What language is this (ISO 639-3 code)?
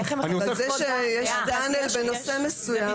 heb